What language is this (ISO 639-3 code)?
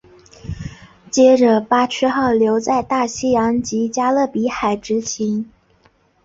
zho